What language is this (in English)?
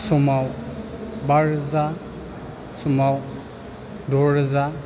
Bodo